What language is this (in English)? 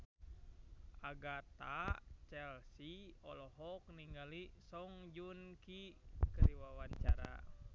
Sundanese